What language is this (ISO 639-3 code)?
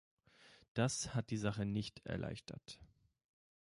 deu